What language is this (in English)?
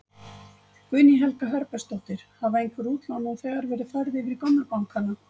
Icelandic